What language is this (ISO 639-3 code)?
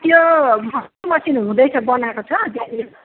nep